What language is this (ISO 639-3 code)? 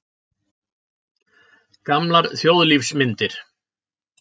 isl